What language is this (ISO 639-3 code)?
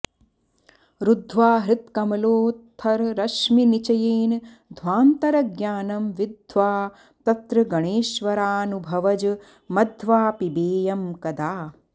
san